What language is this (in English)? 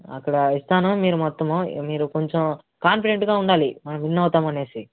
Telugu